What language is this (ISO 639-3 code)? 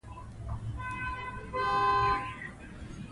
pus